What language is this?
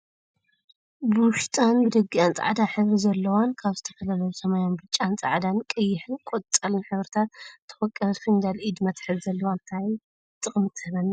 Tigrinya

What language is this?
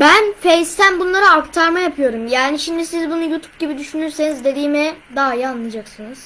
Turkish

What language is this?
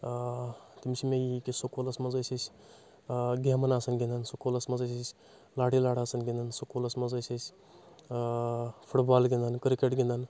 Kashmiri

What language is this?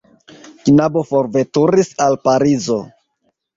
Esperanto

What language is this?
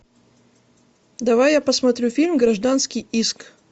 Russian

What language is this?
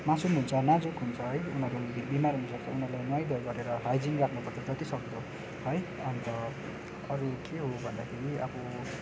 Nepali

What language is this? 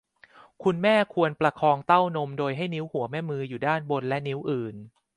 Thai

